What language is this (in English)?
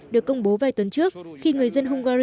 Vietnamese